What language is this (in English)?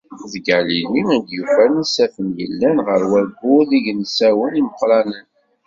Kabyle